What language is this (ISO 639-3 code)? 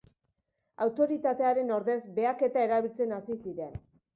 eus